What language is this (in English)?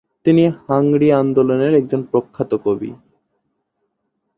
Bangla